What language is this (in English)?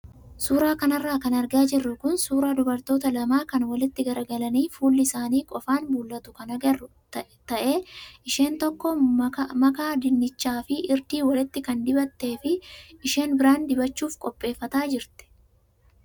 Oromo